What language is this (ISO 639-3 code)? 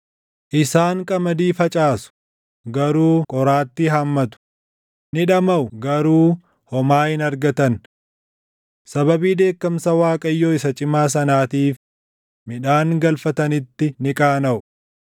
orm